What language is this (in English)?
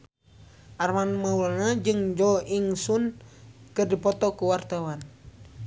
Sundanese